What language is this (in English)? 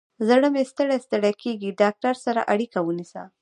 Pashto